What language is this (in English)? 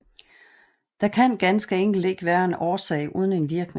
Danish